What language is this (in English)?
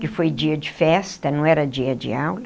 Portuguese